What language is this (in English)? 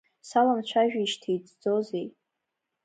Abkhazian